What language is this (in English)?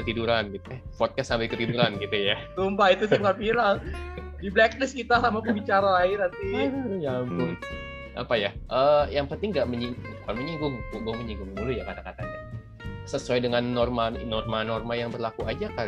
Indonesian